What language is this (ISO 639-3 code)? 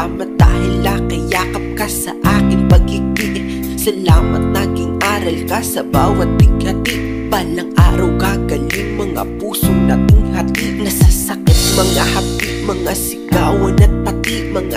vie